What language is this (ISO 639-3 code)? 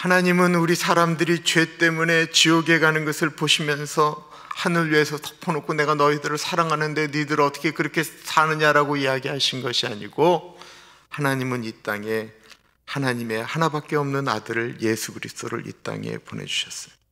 kor